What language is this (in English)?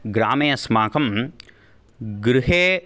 Sanskrit